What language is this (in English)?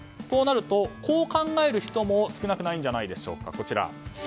Japanese